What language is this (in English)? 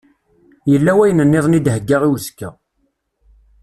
Kabyle